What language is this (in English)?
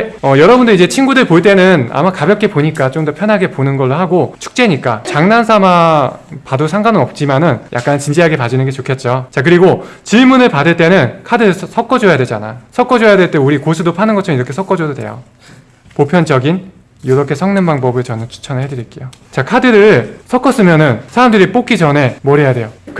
Korean